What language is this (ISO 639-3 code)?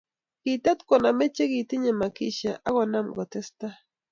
kln